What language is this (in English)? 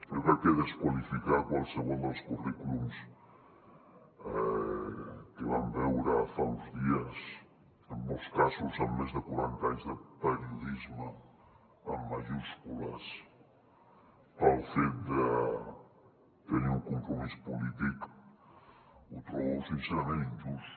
Catalan